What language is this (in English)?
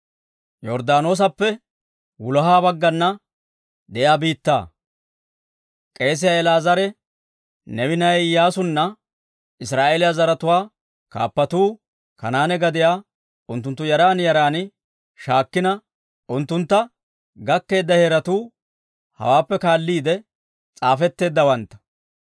Dawro